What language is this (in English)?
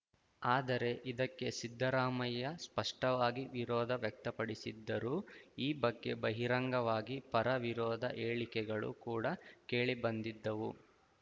Kannada